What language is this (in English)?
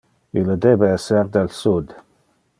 Interlingua